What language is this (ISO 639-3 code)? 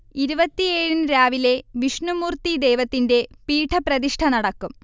mal